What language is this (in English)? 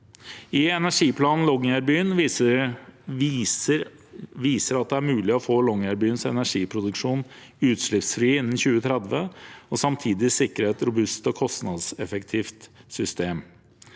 Norwegian